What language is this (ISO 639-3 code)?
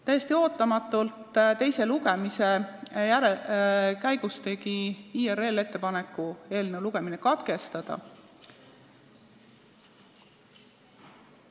est